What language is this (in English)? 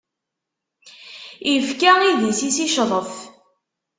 Kabyle